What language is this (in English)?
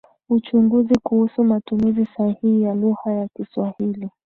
Swahili